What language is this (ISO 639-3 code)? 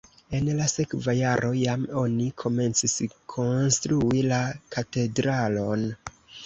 epo